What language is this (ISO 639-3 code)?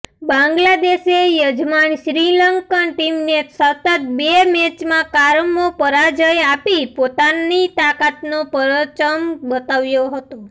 guj